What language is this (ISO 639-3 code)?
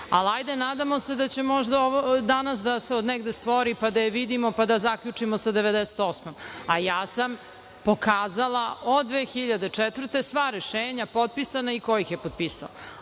srp